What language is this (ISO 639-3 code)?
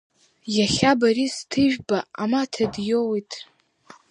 abk